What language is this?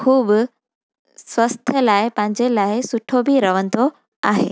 Sindhi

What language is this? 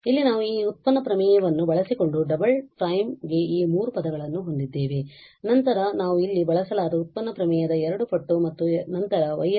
Kannada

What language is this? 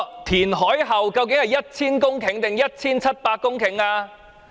Cantonese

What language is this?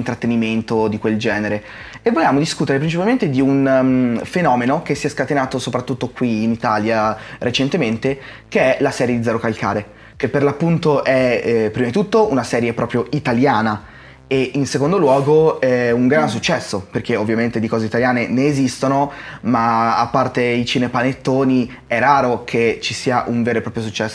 Italian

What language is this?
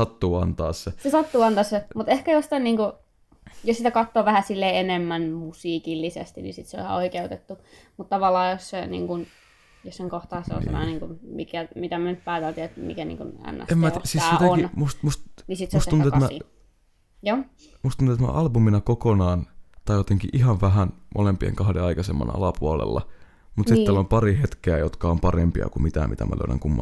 Finnish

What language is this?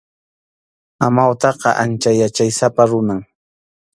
Arequipa-La Unión Quechua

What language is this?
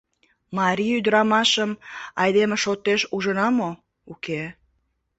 Mari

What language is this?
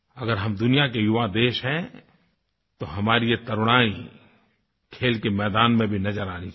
Hindi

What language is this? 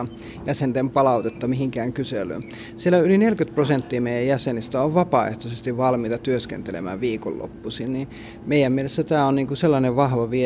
Finnish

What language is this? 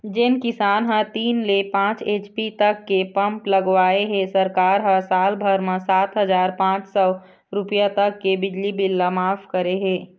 Chhattisgarhi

